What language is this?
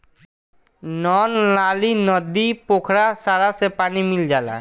Bhojpuri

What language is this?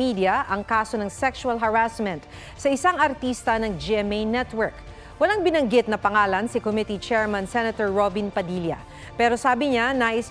Filipino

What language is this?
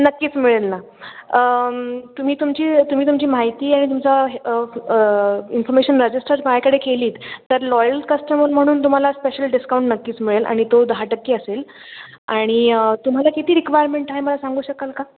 Marathi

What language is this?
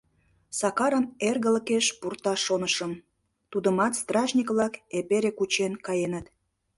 Mari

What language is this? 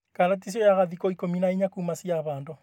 Kikuyu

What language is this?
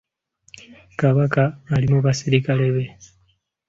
Ganda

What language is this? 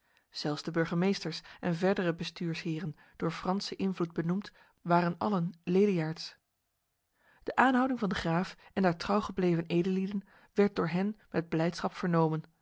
Dutch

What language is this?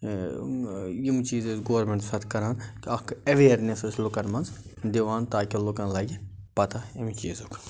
Kashmiri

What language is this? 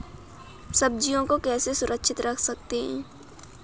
Hindi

